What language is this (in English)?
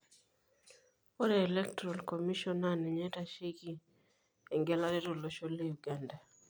Masai